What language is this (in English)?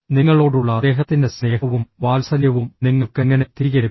Malayalam